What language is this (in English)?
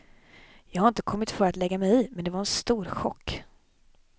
Swedish